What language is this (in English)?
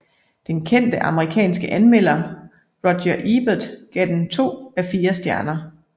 Danish